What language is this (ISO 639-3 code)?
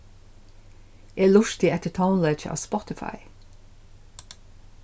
fao